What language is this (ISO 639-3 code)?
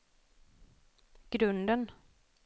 swe